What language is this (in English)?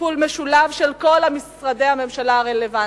Hebrew